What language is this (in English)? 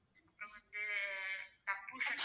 Tamil